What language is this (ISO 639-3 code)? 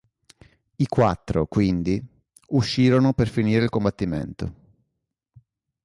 ita